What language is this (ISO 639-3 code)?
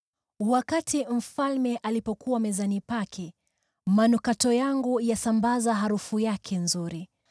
swa